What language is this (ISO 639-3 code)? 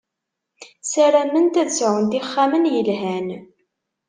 kab